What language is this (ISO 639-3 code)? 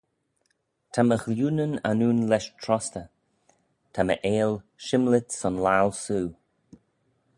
glv